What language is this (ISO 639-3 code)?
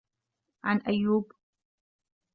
ara